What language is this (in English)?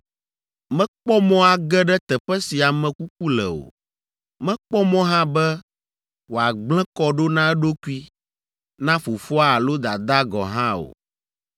Ewe